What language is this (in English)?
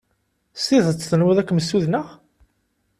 Kabyle